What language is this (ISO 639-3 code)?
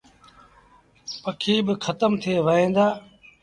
sbn